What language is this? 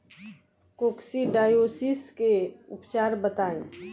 Bhojpuri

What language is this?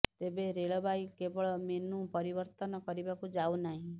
Odia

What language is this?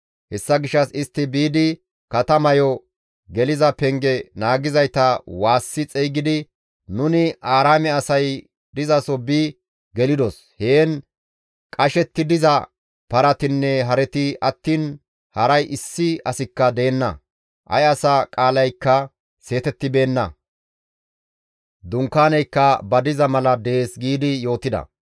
Gamo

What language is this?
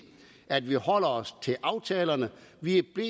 Danish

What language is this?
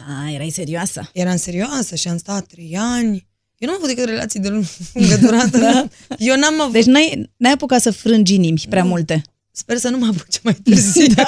Romanian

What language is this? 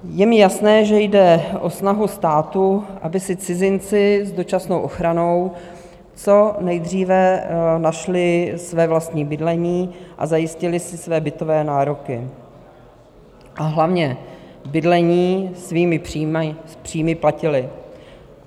Czech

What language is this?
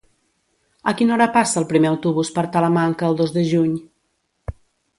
Catalan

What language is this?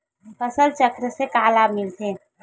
Chhattisgarhi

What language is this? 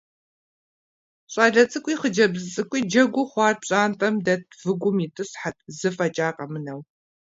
Kabardian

